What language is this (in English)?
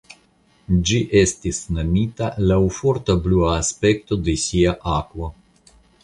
Esperanto